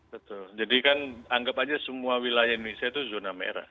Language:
Indonesian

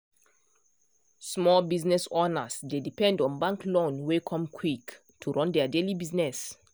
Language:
Nigerian Pidgin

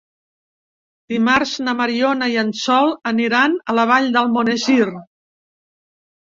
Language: Catalan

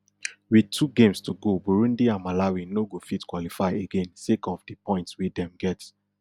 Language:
Nigerian Pidgin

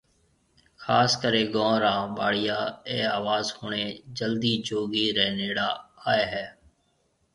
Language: Marwari (Pakistan)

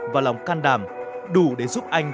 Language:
Vietnamese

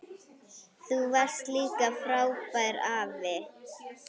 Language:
Icelandic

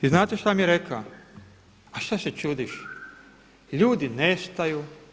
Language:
Croatian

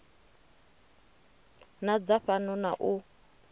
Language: Venda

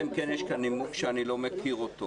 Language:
Hebrew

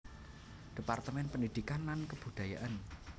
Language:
Javanese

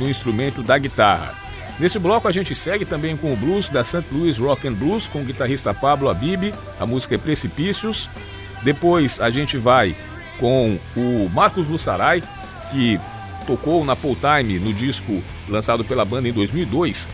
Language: Portuguese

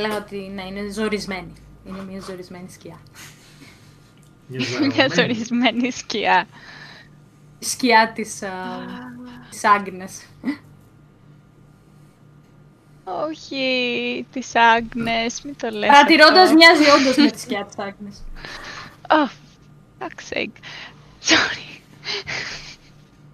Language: Greek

